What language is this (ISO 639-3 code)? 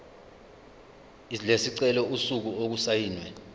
zul